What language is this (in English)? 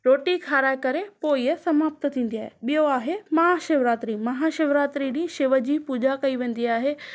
Sindhi